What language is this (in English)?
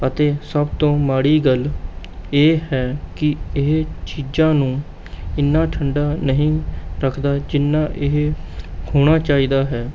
Punjabi